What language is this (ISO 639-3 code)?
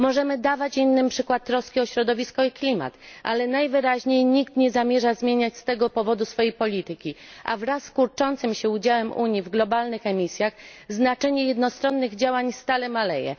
pol